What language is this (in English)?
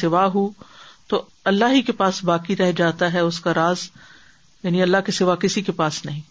Urdu